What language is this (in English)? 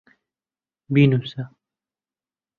Central Kurdish